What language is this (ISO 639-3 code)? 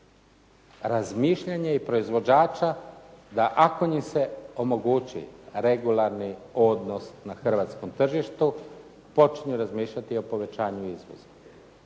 hrv